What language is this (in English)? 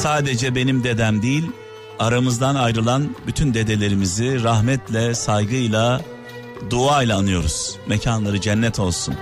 Turkish